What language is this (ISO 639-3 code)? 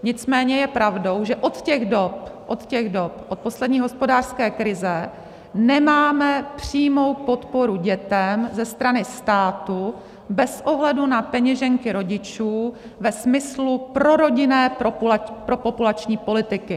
ces